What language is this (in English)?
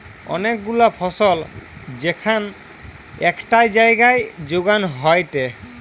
Bangla